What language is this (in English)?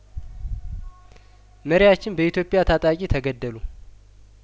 Amharic